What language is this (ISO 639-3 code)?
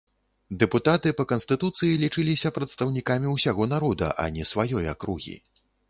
bel